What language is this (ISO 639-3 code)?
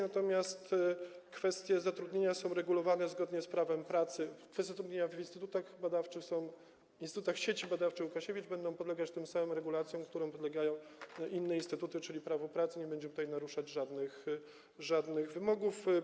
pol